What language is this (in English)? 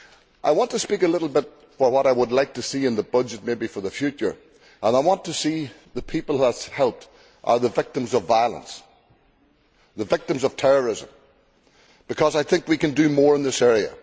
English